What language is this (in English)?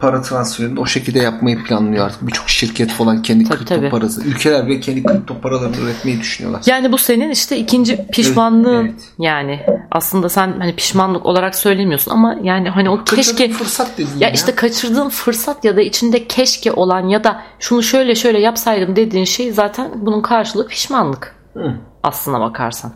Turkish